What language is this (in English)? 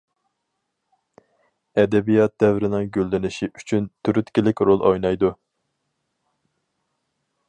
Uyghur